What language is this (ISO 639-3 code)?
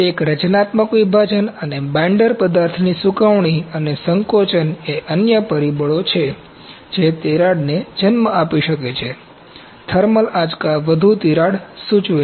guj